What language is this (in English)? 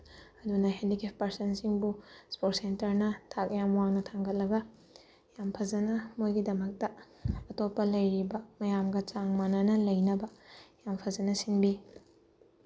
Manipuri